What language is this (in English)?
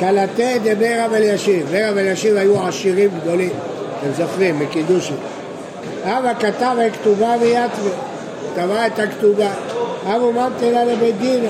Hebrew